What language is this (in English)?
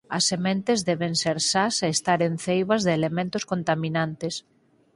Galician